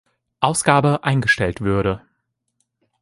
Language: German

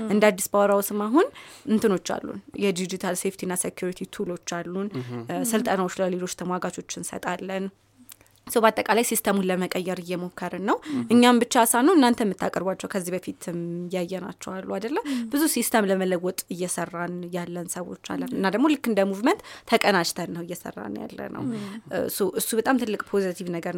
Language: Amharic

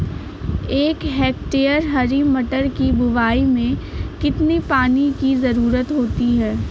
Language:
Hindi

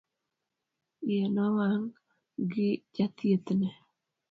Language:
Luo (Kenya and Tanzania)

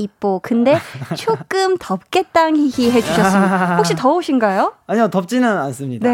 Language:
Korean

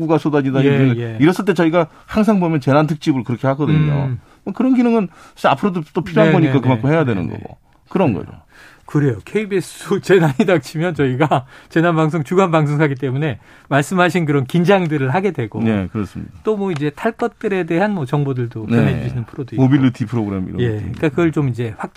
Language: Korean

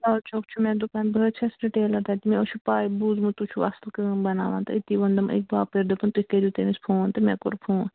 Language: Kashmiri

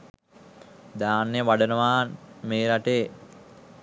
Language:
Sinhala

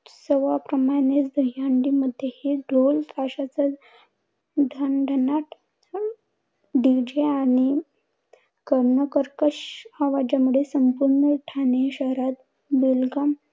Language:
Marathi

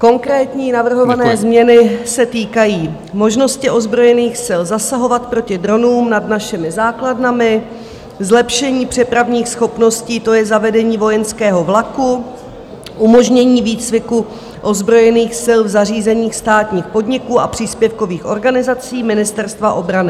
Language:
Czech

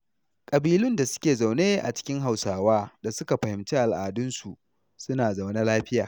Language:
Hausa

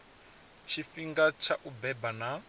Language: Venda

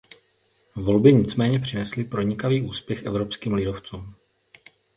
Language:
Czech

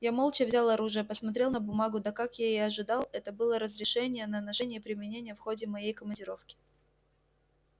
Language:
Russian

